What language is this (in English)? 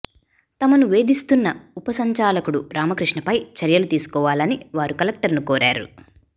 Telugu